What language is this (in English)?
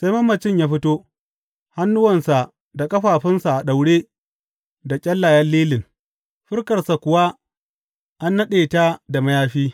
Hausa